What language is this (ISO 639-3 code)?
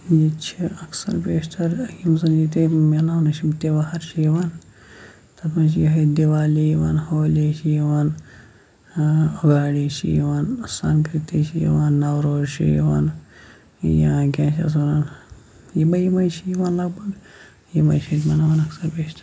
kas